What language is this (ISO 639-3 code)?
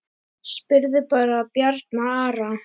isl